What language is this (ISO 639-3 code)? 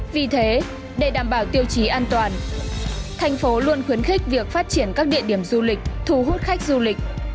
vie